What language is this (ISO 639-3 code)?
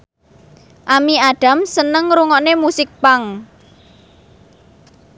jav